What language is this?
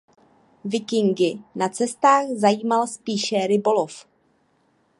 Czech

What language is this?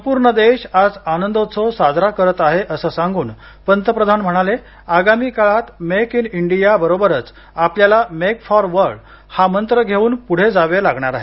Marathi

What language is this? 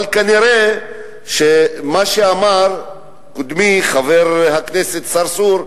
Hebrew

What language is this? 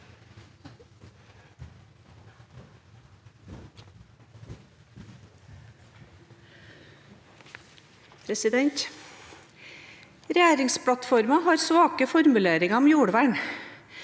Norwegian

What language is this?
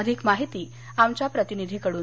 Marathi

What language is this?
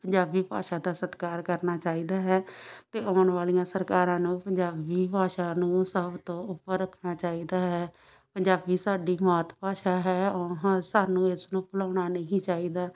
Punjabi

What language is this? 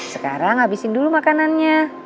Indonesian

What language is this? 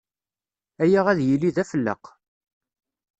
Kabyle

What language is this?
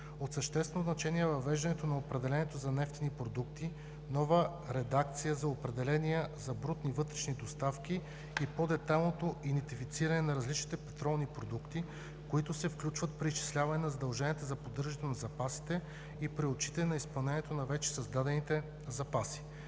Bulgarian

